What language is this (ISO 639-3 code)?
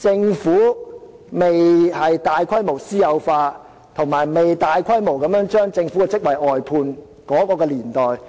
yue